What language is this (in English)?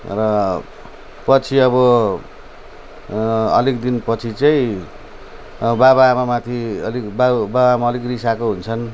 Nepali